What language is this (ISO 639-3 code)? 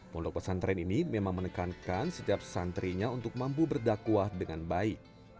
ind